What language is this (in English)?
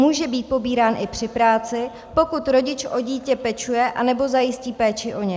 Czech